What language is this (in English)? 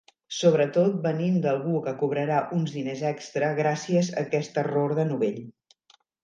Catalan